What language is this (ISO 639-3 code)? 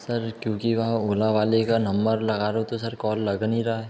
hin